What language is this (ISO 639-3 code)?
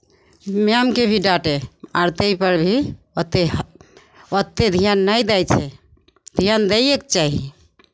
mai